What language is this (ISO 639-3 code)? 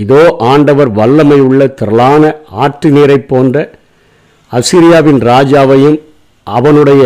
tam